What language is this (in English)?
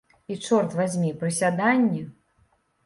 Belarusian